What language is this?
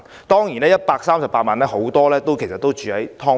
Cantonese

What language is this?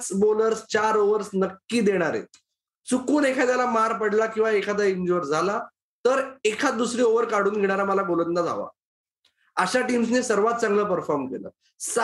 Marathi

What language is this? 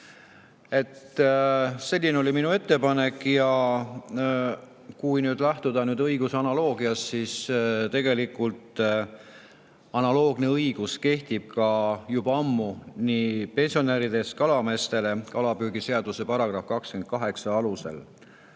Estonian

